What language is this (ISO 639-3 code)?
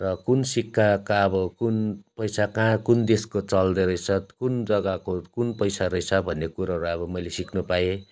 nep